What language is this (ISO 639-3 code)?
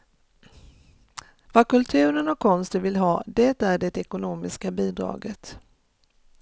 swe